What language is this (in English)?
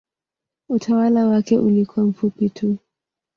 Swahili